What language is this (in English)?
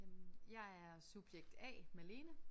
Danish